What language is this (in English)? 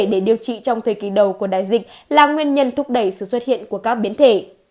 Vietnamese